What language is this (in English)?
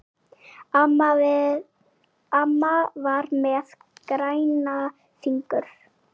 Icelandic